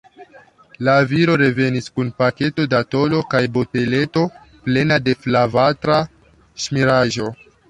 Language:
Esperanto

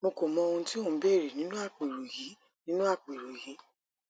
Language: Yoruba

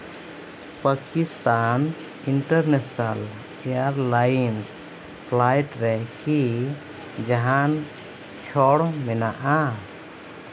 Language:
Santali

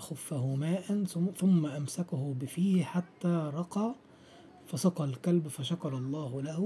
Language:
Arabic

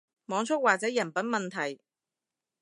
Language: Cantonese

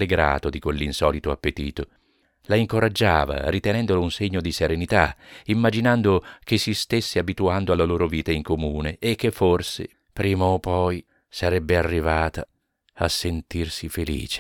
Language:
Italian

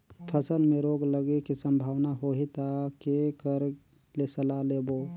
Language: Chhattisgarhi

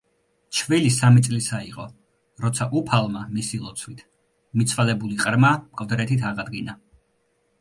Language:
Georgian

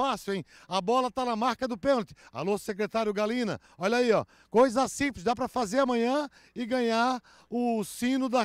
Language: Portuguese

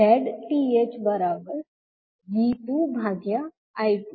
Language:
Gujarati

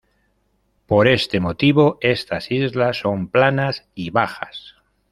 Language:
Spanish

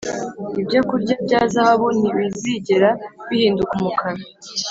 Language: Kinyarwanda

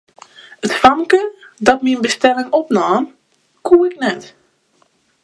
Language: Western Frisian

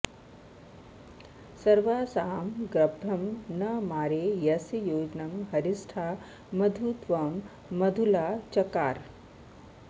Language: Sanskrit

